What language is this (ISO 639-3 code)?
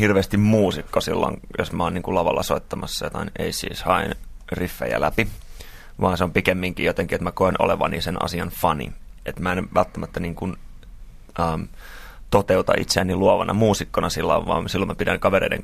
fin